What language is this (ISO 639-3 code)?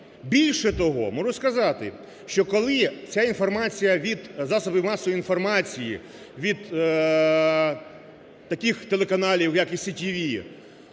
ukr